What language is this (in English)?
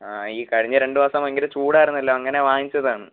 Malayalam